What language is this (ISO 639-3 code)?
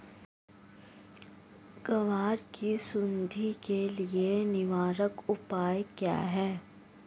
hin